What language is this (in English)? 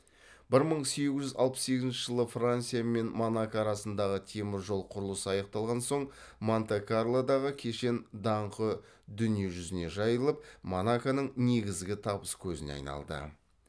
Kazakh